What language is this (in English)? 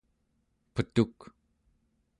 Central Yupik